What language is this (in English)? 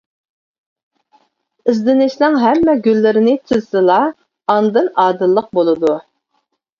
Uyghur